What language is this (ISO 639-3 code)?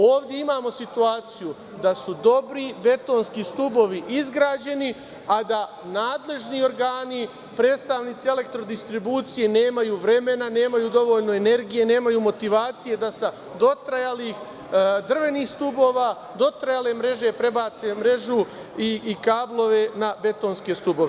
srp